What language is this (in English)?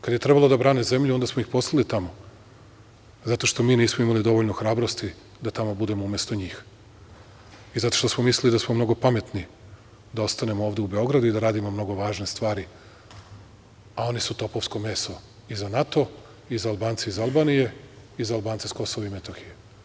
Serbian